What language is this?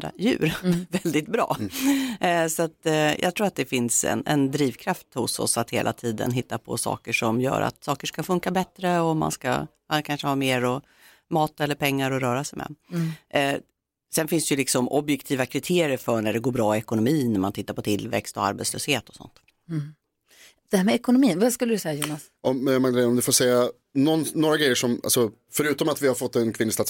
Swedish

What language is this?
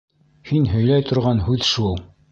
Bashkir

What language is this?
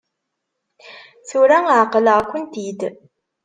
Kabyle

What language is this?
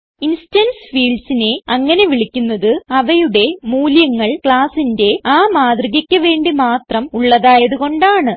Malayalam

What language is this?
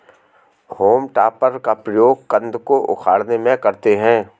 Hindi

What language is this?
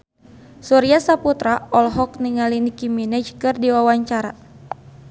Sundanese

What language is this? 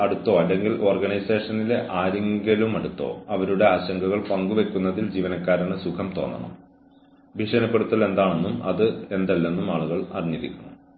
Malayalam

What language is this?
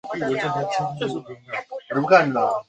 Chinese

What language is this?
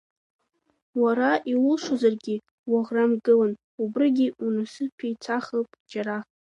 Abkhazian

